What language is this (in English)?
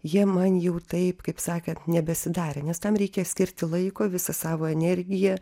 Lithuanian